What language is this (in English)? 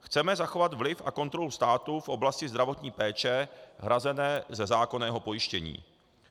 Czech